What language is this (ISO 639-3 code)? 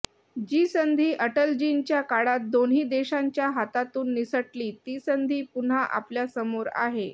mar